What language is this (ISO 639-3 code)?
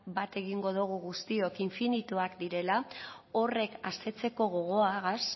eus